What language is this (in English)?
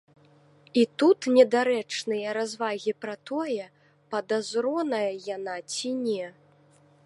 Belarusian